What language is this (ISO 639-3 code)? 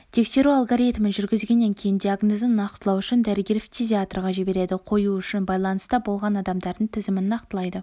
kaz